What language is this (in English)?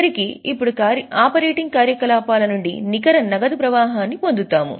Telugu